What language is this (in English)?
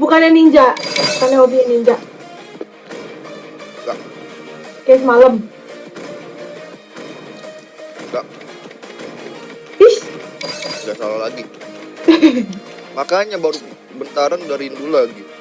Indonesian